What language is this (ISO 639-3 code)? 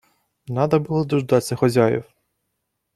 rus